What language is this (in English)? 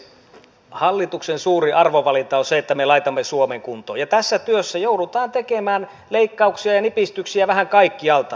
Finnish